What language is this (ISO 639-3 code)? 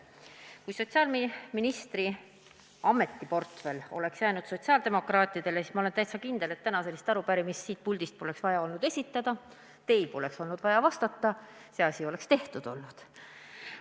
est